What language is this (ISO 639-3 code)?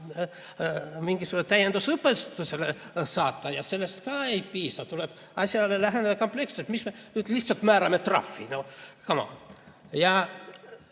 est